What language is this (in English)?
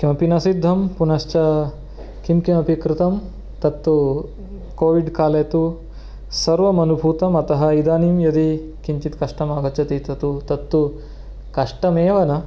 Sanskrit